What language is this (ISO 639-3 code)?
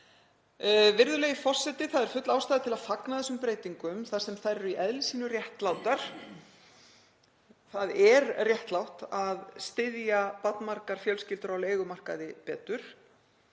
isl